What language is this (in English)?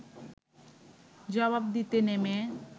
Bangla